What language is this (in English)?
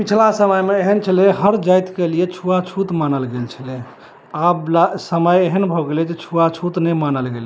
Maithili